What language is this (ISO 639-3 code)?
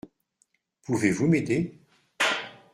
fra